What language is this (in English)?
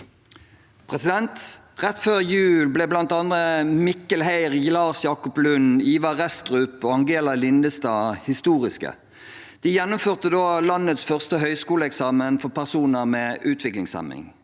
Norwegian